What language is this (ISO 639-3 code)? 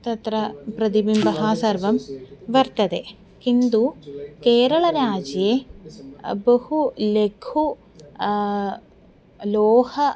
san